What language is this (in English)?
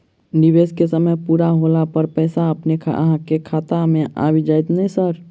Maithili